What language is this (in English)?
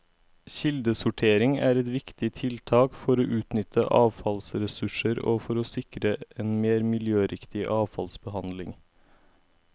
Norwegian